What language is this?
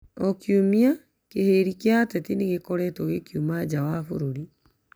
Kikuyu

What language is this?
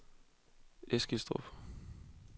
Danish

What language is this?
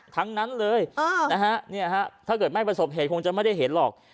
Thai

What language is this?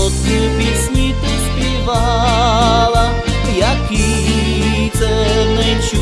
Slovak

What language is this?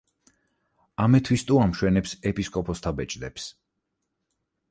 Georgian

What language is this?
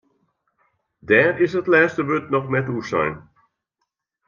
Western Frisian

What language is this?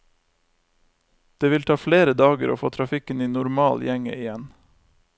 Norwegian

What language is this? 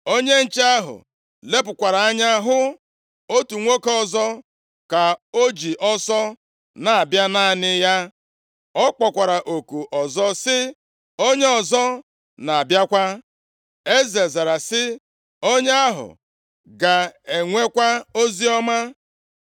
Igbo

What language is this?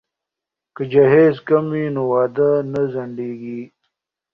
Pashto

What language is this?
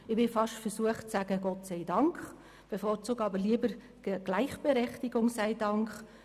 Swiss German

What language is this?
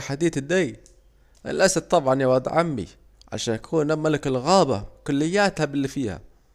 Saidi Arabic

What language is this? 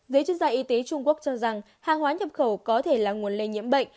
Vietnamese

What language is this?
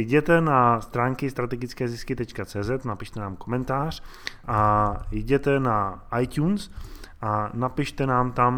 Czech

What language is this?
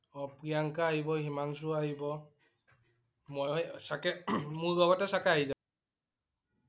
Assamese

